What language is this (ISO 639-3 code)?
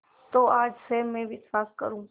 hin